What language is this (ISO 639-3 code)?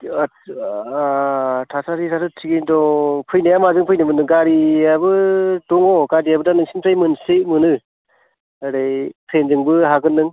brx